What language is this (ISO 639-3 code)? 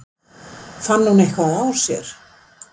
isl